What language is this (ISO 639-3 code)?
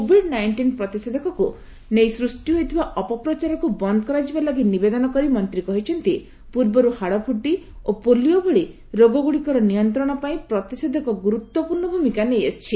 ori